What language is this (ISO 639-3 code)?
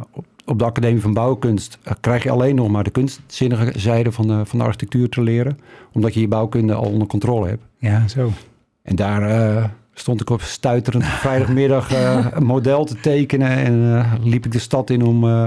nld